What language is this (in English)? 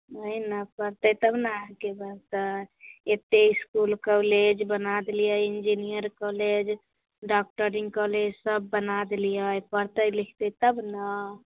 Maithili